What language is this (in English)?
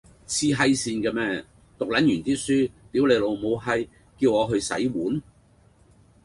Cantonese